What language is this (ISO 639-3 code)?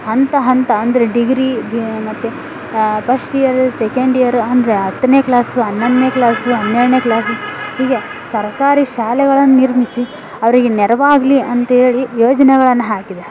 kan